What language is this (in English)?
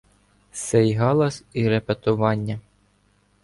Ukrainian